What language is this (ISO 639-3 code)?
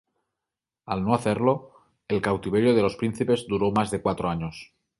spa